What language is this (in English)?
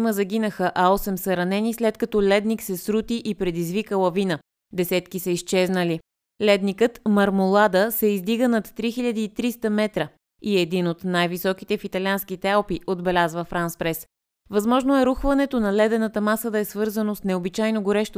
Bulgarian